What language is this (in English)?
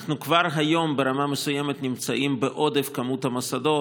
Hebrew